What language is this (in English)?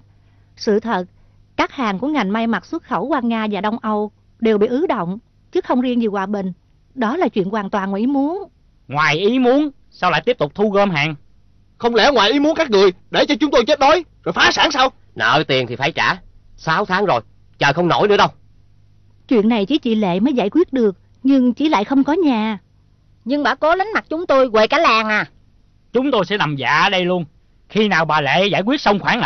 Vietnamese